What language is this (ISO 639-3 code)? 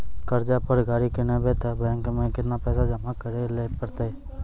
mai